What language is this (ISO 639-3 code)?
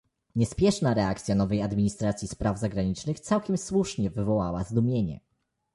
pol